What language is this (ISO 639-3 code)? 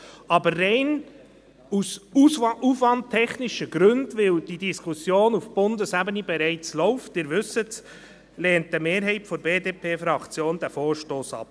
gsw